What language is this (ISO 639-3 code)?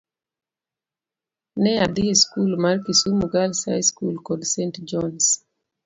luo